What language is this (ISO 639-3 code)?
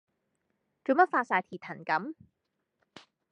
yue